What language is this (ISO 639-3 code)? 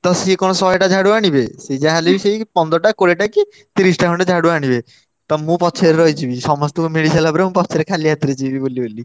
ori